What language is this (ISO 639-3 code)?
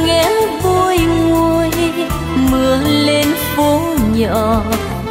vie